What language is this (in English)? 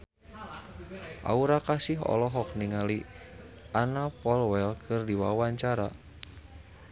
Sundanese